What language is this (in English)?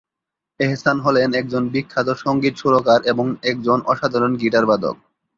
Bangla